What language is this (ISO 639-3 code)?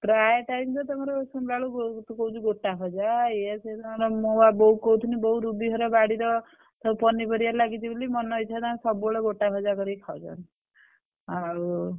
ori